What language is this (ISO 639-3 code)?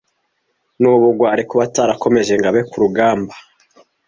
kin